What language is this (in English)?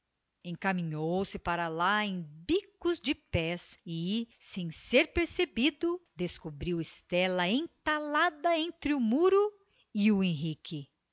Portuguese